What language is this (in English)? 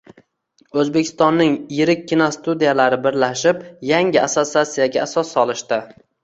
Uzbek